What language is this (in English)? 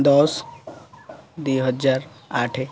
Odia